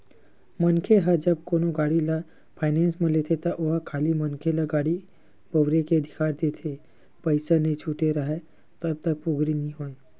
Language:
Chhattisgarhi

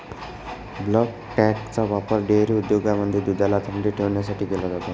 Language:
Marathi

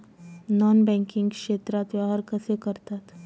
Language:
Marathi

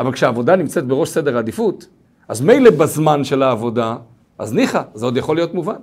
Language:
Hebrew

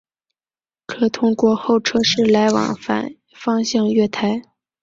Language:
Chinese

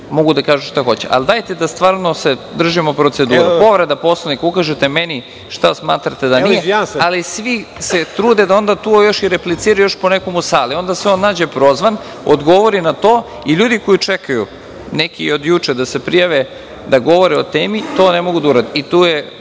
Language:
Serbian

